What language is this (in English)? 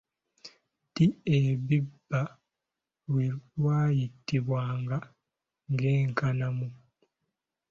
Ganda